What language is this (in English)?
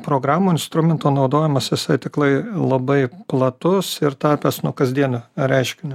Lithuanian